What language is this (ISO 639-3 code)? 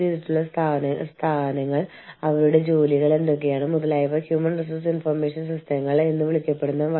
mal